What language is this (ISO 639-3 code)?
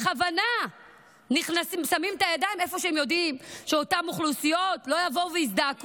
heb